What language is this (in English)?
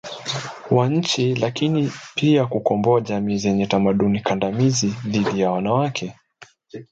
Swahili